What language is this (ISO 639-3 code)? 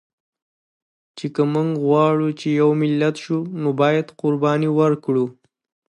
pus